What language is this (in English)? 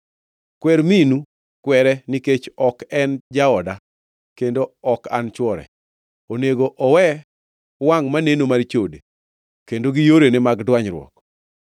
Luo (Kenya and Tanzania)